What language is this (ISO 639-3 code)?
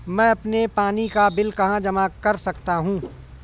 hin